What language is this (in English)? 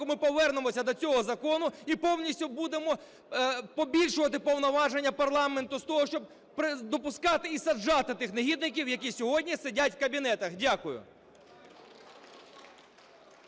Ukrainian